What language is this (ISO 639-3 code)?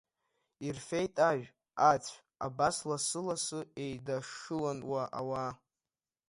abk